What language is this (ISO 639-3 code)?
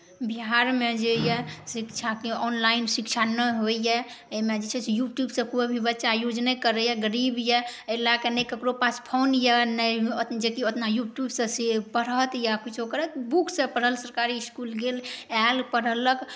mai